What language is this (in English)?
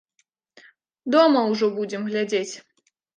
Belarusian